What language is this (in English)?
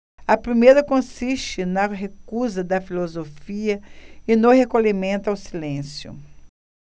Portuguese